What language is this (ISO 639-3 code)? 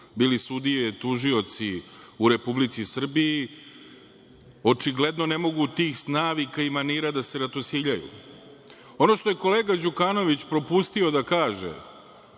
srp